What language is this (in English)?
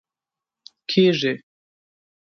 Pashto